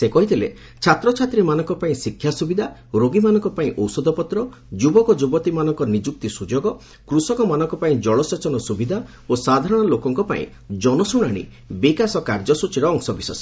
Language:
Odia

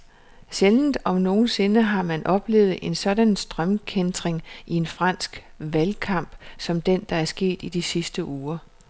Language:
Danish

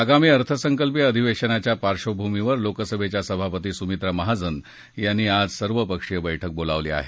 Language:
Marathi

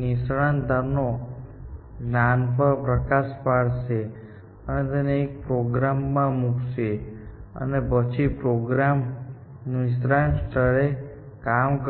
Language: Gujarati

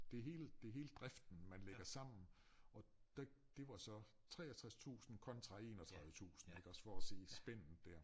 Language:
Danish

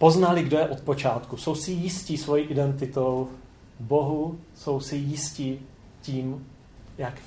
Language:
Czech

